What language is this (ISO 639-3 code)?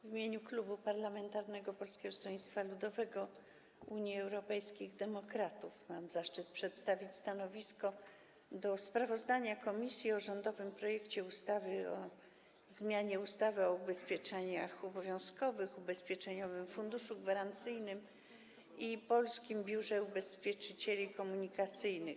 pol